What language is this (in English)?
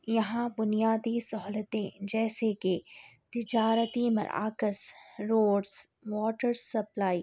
Urdu